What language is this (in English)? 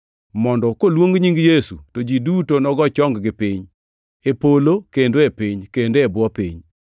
Luo (Kenya and Tanzania)